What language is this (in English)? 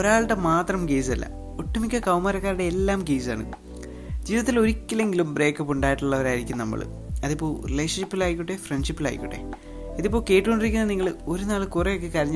Malayalam